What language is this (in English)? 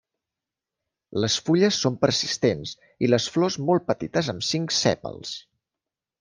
Catalan